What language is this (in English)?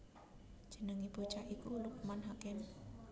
Javanese